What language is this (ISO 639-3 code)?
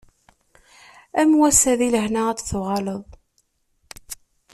kab